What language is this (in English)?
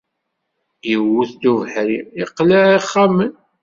Kabyle